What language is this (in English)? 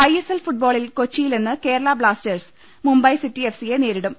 Malayalam